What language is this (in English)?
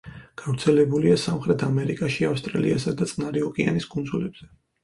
Georgian